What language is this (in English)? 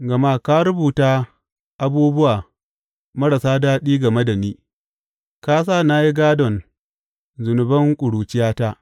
Hausa